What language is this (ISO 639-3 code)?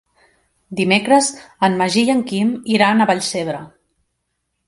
cat